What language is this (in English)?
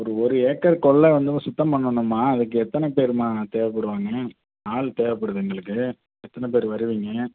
Tamil